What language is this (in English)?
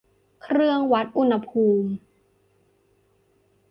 Thai